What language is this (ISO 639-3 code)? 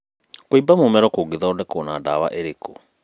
kik